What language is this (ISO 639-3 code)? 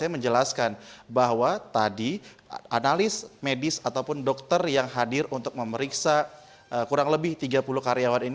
ind